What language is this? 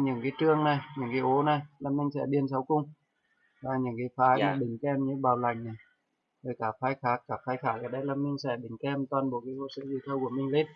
Vietnamese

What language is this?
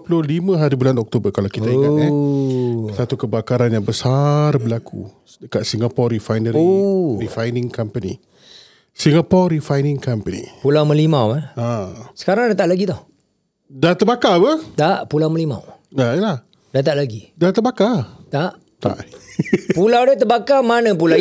Malay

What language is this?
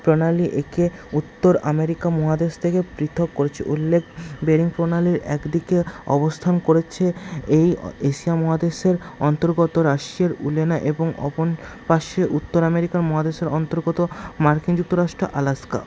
Bangla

